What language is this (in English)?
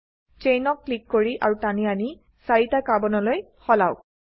Assamese